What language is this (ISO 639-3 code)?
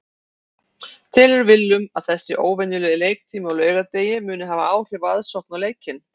isl